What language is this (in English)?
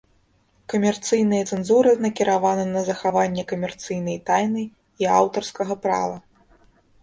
Belarusian